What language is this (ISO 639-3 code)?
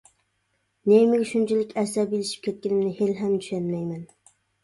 uig